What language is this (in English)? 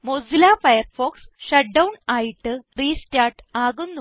Malayalam